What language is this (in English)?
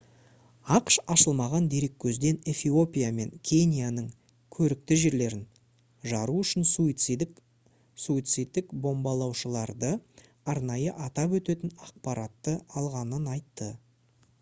Kazakh